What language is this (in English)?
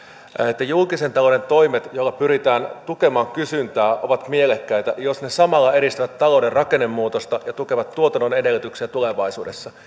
Finnish